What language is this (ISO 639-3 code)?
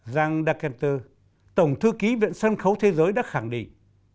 vie